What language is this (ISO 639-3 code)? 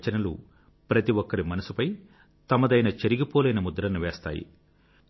tel